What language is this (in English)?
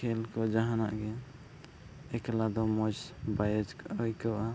Santali